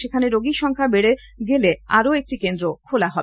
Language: Bangla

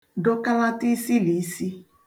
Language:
Igbo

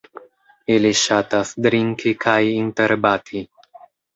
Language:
Esperanto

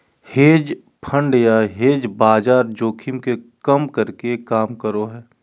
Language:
Magahi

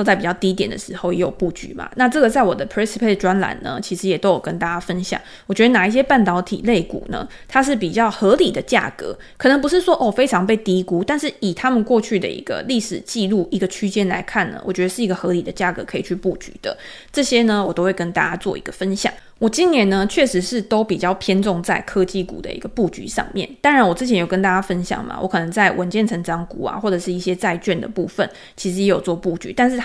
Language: Chinese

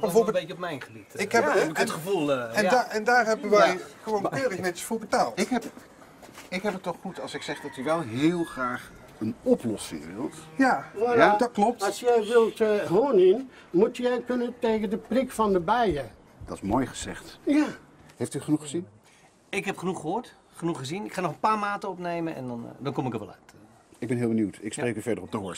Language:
Dutch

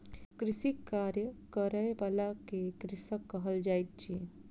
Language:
Maithili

